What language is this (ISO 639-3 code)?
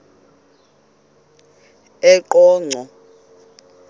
xho